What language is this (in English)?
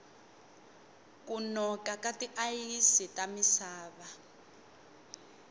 Tsonga